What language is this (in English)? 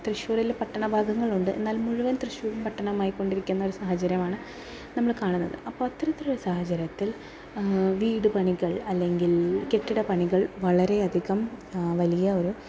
Malayalam